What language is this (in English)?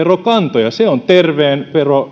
Finnish